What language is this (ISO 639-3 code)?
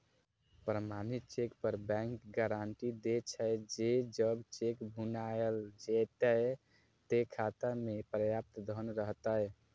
mai